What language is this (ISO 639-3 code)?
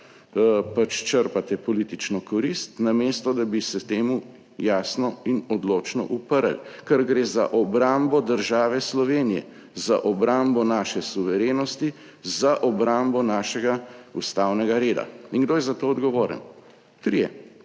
slv